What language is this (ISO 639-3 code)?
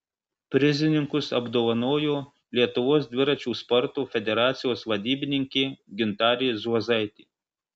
lit